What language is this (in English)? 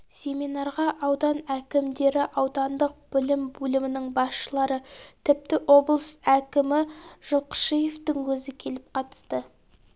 Kazakh